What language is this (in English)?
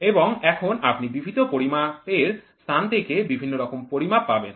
Bangla